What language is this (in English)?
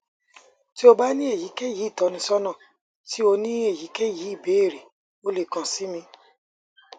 Yoruba